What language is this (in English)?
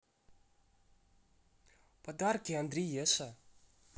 Russian